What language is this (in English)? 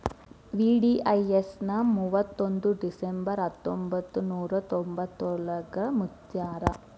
Kannada